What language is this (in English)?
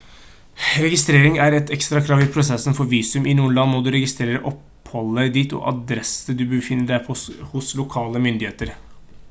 Norwegian Bokmål